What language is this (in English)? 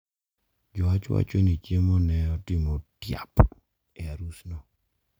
Luo (Kenya and Tanzania)